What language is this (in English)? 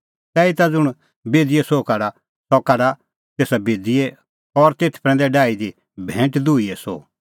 Kullu Pahari